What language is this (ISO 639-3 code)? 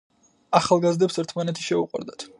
kat